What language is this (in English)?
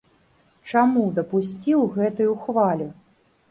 Belarusian